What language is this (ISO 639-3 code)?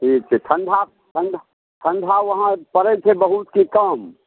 mai